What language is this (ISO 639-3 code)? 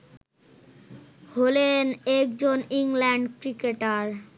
ben